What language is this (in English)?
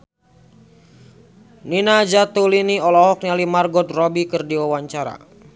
Sundanese